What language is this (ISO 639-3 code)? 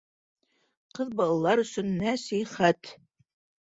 bak